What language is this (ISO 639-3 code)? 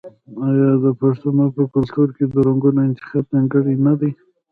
pus